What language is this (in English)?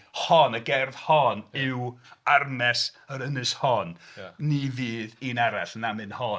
Welsh